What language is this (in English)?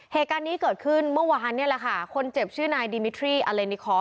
Thai